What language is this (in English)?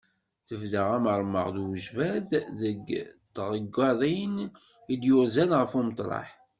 Kabyle